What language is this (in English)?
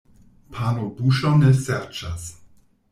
Esperanto